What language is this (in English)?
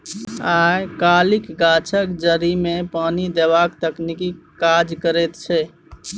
Maithili